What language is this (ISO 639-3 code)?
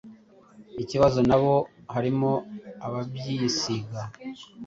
kin